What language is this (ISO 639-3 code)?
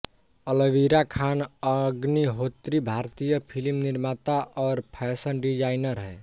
hin